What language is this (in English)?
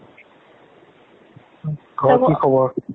Assamese